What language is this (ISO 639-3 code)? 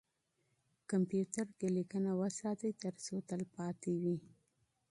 pus